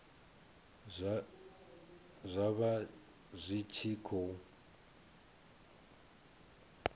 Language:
Venda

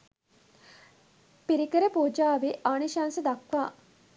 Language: Sinhala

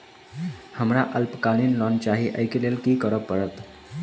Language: Maithili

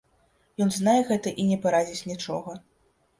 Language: Belarusian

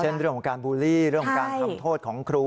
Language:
Thai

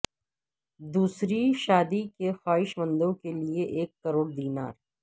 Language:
Urdu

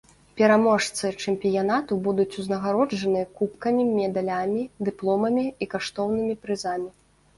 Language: Belarusian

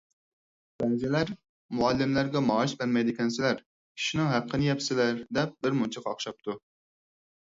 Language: Uyghur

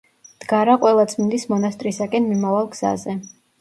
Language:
Georgian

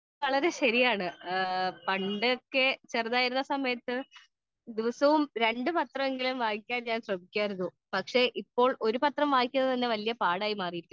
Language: Malayalam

